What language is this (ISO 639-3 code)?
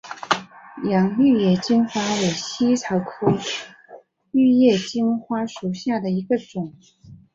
zho